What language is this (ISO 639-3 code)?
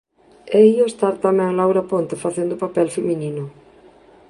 glg